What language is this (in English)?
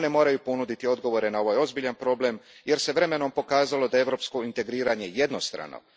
Croatian